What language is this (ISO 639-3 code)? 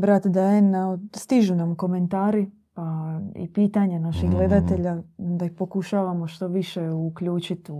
hrv